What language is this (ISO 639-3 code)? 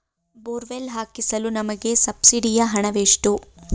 kan